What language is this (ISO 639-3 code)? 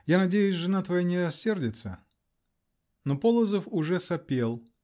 rus